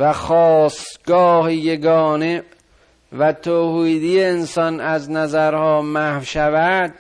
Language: Persian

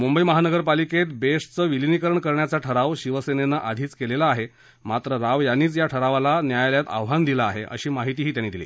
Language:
Marathi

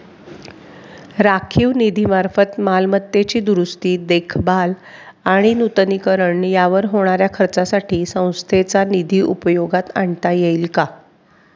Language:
Marathi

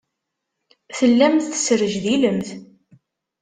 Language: Kabyle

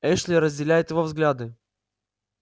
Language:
Russian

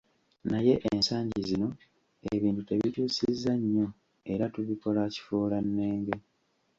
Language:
Ganda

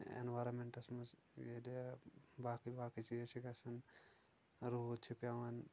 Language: Kashmiri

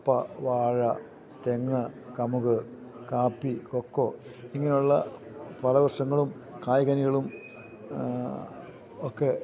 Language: Malayalam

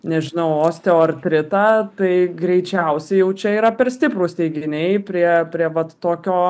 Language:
Lithuanian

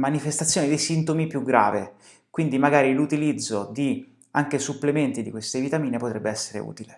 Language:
Italian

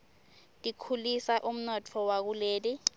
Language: Swati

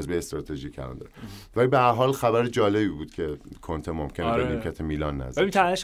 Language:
Persian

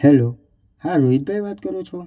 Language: Gujarati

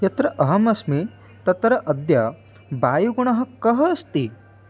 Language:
Sanskrit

